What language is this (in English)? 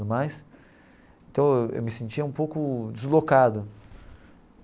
Portuguese